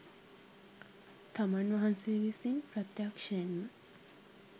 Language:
Sinhala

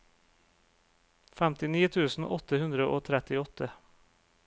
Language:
Norwegian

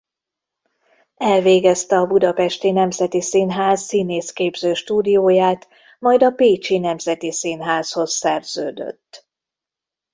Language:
Hungarian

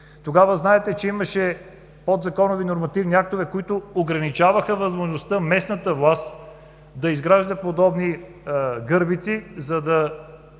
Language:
Bulgarian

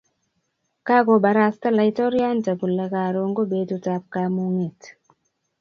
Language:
Kalenjin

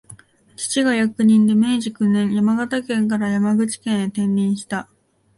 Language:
Japanese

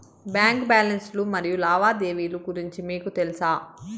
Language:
Telugu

